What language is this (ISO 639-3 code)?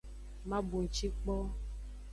ajg